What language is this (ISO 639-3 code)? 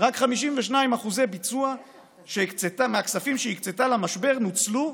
heb